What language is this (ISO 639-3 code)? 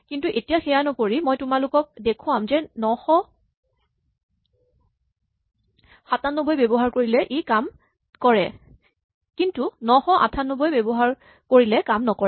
asm